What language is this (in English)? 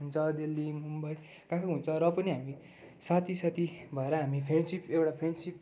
Nepali